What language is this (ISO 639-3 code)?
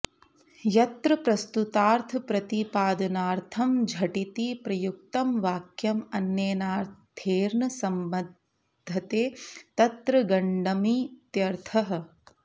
san